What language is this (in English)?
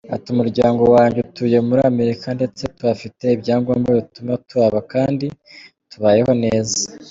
Kinyarwanda